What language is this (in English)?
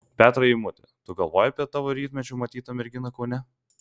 Lithuanian